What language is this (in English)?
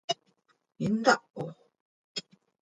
Seri